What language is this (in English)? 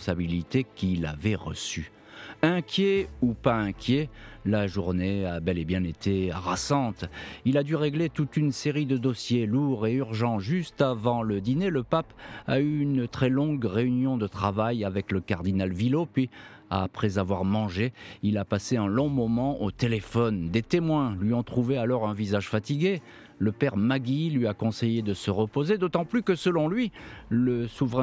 French